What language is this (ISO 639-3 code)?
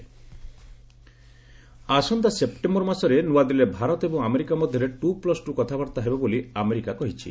ori